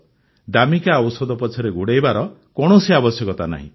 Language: Odia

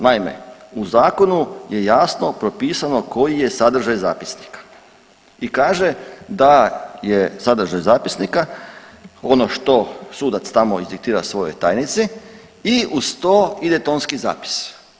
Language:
Croatian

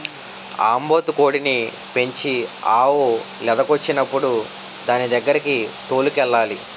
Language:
Telugu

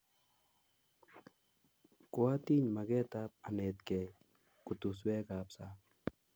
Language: Kalenjin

